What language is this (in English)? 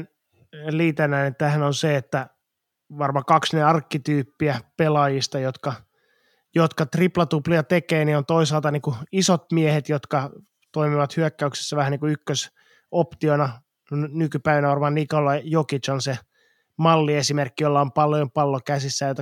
Finnish